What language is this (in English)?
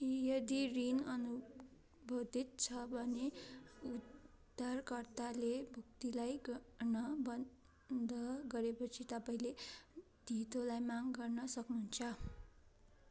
Nepali